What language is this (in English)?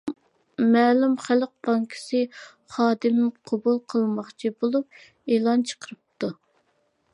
Uyghur